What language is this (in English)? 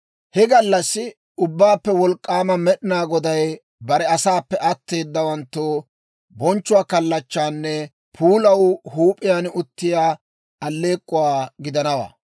Dawro